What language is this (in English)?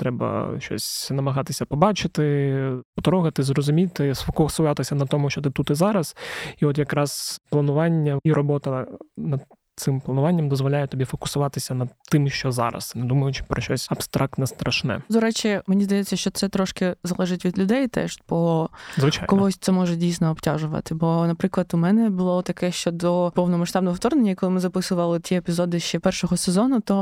Ukrainian